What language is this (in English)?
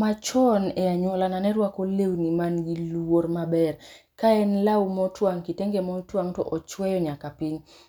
Luo (Kenya and Tanzania)